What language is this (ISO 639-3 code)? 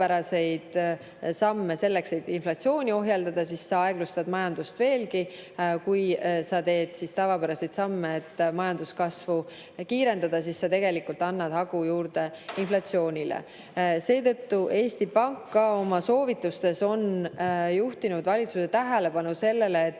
est